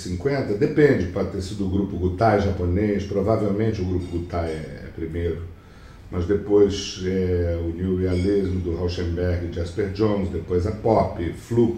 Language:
Portuguese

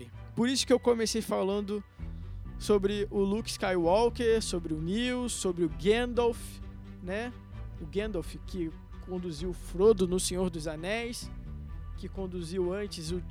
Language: Portuguese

